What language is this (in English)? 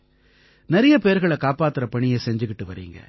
Tamil